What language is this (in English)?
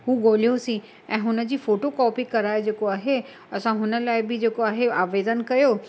Sindhi